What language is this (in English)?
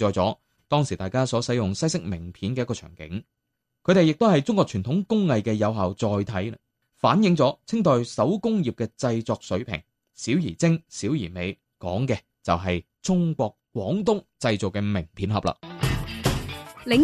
Chinese